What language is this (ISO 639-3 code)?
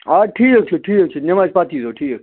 kas